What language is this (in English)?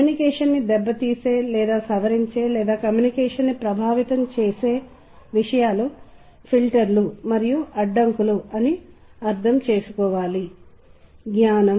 Telugu